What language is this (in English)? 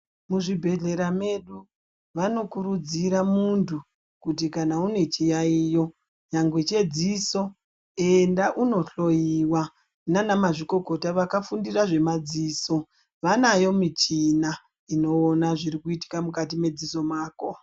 Ndau